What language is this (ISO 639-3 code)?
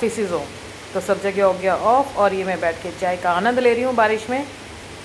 hin